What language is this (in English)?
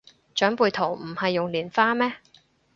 Cantonese